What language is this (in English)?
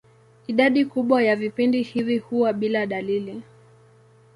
Swahili